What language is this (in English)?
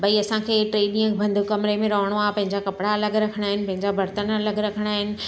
Sindhi